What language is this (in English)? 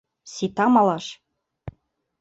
Mari